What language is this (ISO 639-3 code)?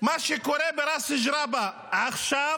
heb